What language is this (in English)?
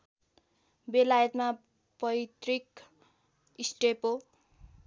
Nepali